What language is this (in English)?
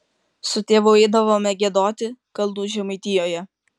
Lithuanian